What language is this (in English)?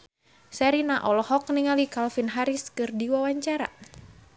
Sundanese